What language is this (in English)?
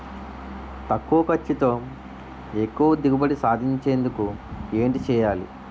Telugu